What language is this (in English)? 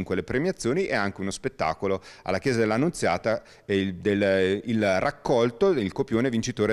Italian